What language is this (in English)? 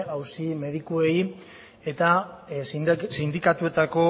Basque